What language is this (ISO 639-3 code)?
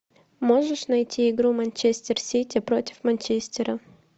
rus